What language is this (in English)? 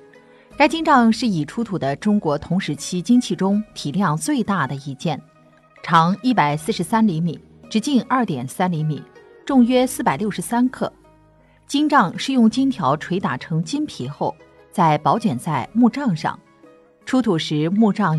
Chinese